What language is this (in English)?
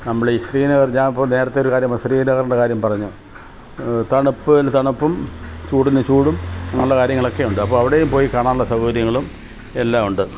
Malayalam